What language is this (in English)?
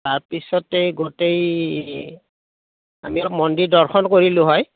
Assamese